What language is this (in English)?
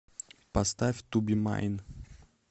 Russian